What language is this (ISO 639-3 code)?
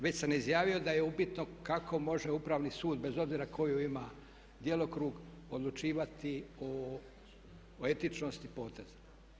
hrv